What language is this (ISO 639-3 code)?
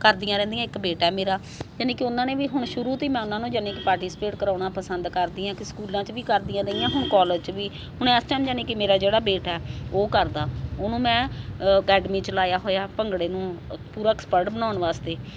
pan